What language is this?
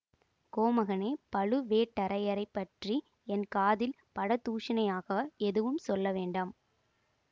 Tamil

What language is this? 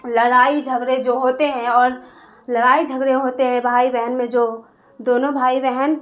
Urdu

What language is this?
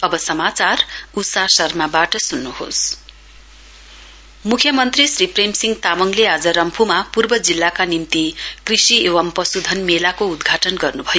Nepali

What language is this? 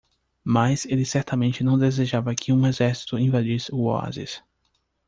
Portuguese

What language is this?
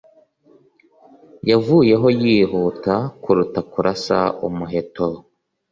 Kinyarwanda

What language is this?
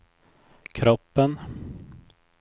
Swedish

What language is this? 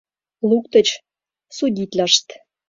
Mari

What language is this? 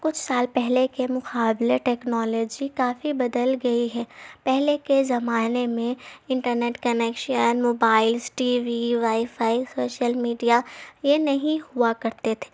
Urdu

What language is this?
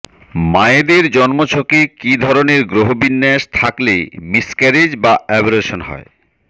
Bangla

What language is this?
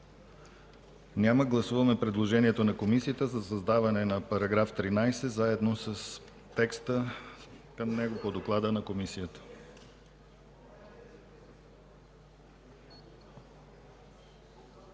Bulgarian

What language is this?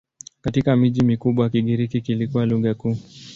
Swahili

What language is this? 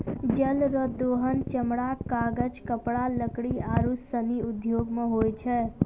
Maithili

